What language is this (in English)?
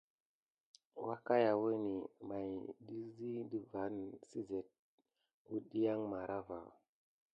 Gidar